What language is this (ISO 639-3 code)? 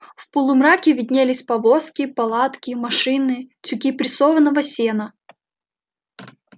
rus